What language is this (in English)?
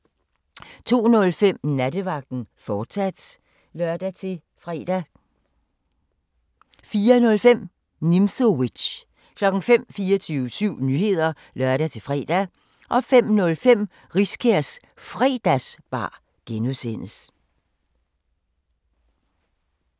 Danish